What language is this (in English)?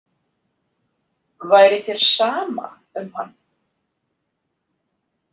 Icelandic